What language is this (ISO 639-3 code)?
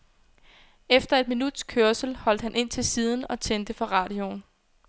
dan